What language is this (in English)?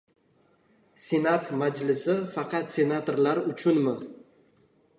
Uzbek